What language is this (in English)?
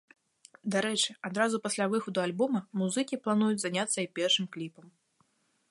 Belarusian